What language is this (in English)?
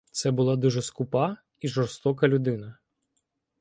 Ukrainian